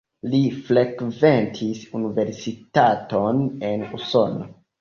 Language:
Esperanto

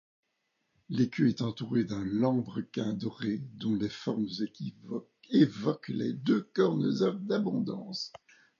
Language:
French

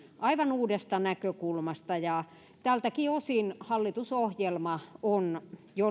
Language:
Finnish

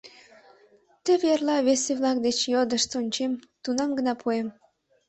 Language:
Mari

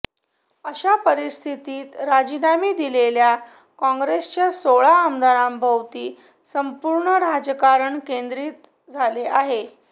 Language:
Marathi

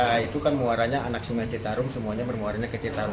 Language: Indonesian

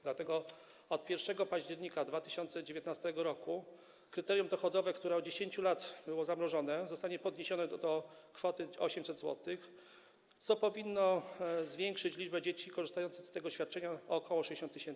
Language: Polish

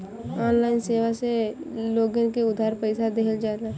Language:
Bhojpuri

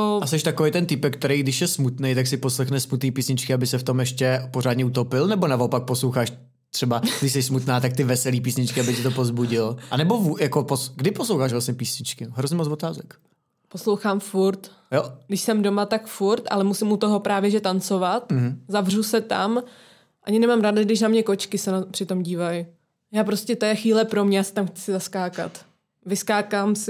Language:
Czech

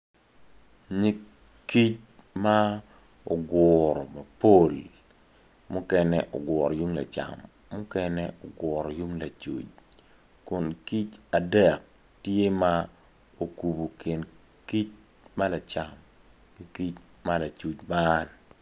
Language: Acoli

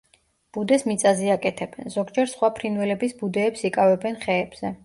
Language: Georgian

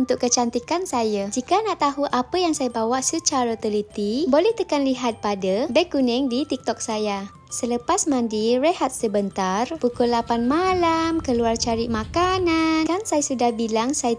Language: Malay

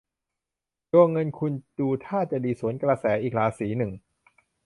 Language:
Thai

